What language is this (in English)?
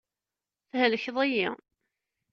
Kabyle